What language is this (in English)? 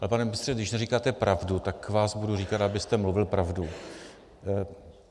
Czech